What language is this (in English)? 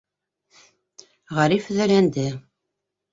Bashkir